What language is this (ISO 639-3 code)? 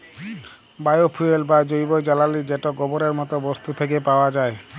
ben